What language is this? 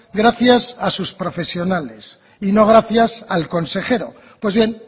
Spanish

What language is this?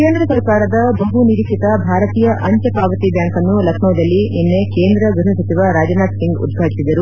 Kannada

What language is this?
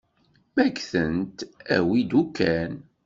Kabyle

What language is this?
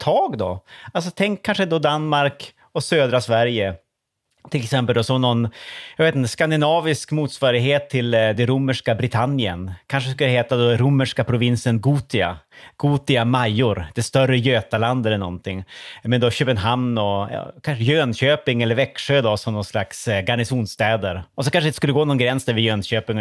Swedish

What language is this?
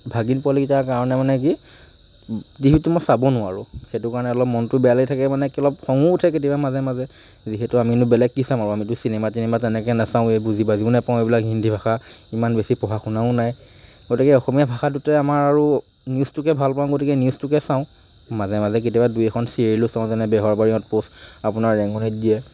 Assamese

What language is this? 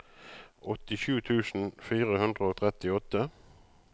Norwegian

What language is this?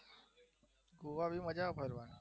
Gujarati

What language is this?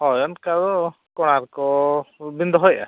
Santali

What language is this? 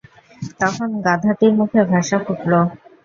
Bangla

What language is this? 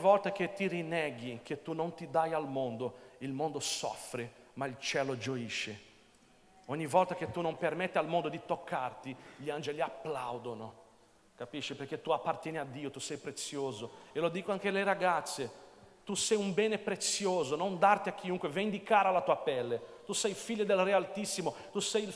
Italian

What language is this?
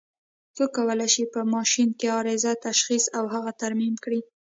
Pashto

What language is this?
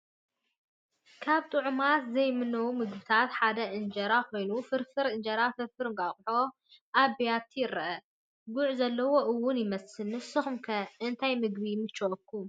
Tigrinya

